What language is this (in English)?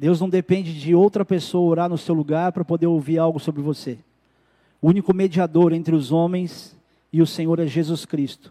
Portuguese